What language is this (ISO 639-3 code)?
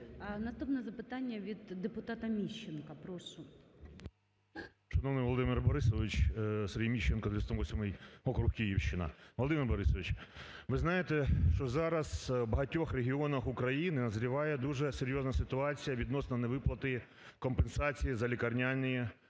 ukr